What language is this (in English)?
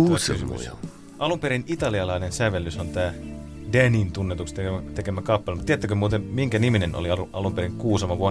Finnish